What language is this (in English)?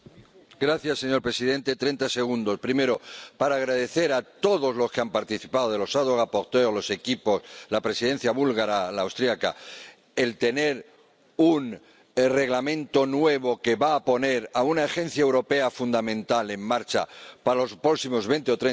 Spanish